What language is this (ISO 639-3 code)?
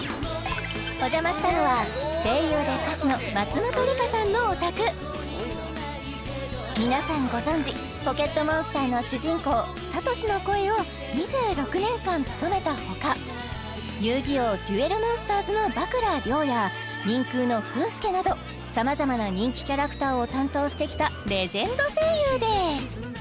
jpn